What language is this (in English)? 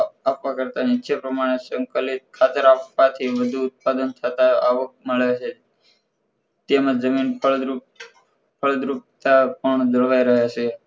Gujarati